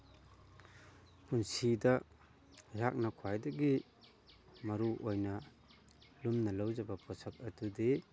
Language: Manipuri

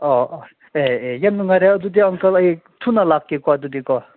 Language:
Manipuri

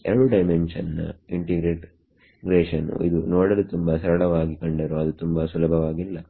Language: Kannada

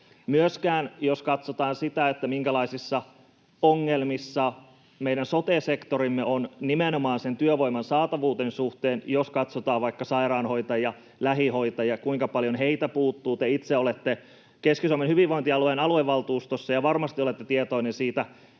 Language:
Finnish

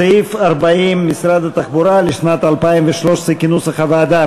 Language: Hebrew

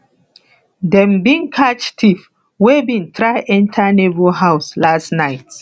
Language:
Nigerian Pidgin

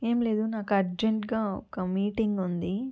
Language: Telugu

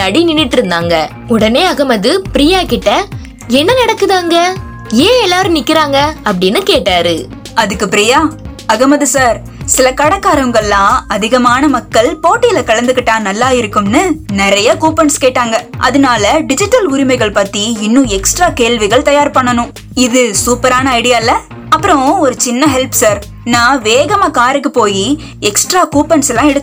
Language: Tamil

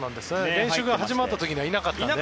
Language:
Japanese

